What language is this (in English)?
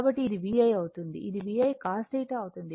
Telugu